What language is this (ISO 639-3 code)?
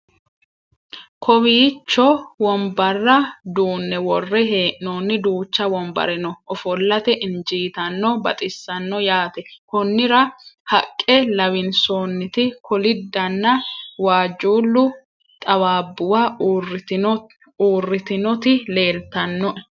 sid